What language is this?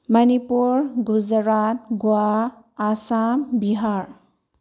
Manipuri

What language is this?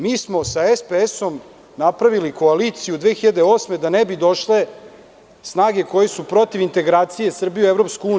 Serbian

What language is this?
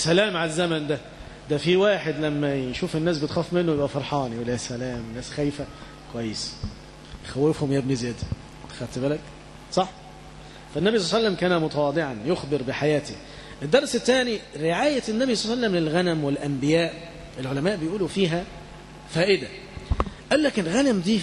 Arabic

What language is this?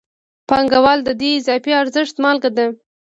Pashto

